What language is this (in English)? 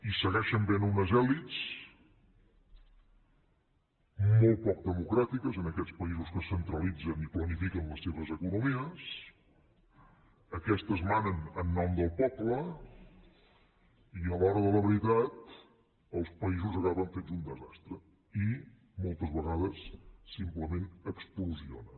Catalan